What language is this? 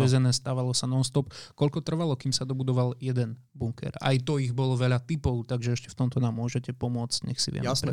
Slovak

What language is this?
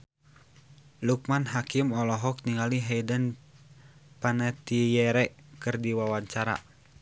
Sundanese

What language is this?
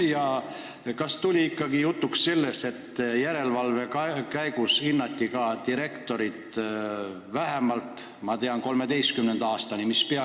Estonian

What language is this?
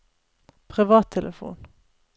Norwegian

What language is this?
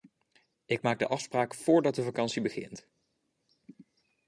Dutch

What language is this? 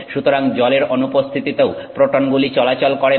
Bangla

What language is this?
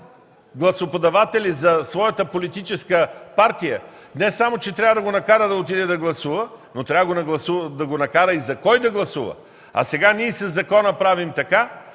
Bulgarian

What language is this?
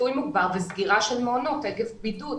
Hebrew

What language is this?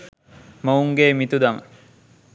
Sinhala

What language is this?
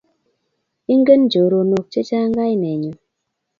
Kalenjin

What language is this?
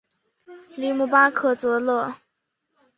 Chinese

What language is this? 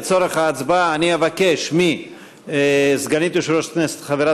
Hebrew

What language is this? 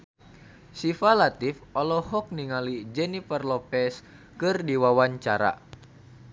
Sundanese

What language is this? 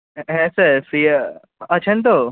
Bangla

